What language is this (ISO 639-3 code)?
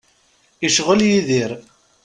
kab